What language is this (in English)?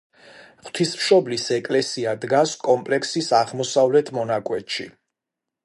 Georgian